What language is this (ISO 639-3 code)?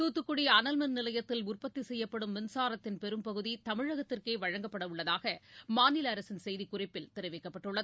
tam